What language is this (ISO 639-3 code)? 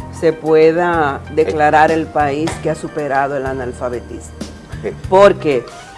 spa